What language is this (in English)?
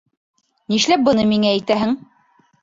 Bashkir